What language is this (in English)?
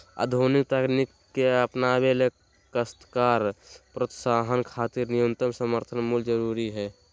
Magahi